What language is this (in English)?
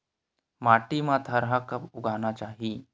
Chhattisgarhi